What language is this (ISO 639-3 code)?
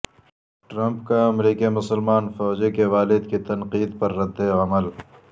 urd